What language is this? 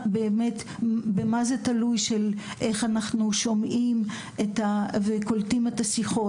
Hebrew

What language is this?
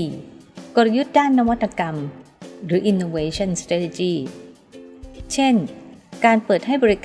Thai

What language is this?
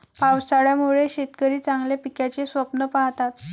Marathi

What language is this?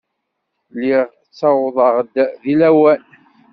Kabyle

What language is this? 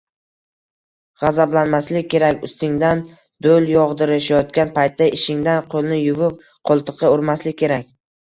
Uzbek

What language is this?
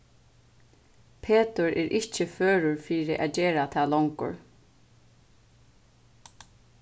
Faroese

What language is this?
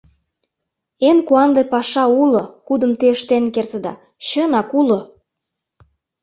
Mari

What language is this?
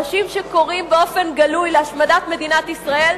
Hebrew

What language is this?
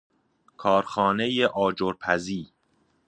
Persian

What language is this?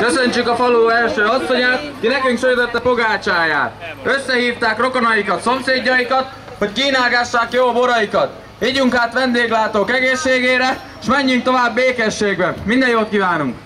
Hungarian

